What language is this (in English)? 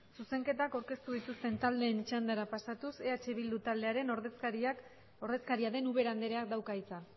Basque